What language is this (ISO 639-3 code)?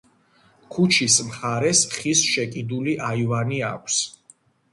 kat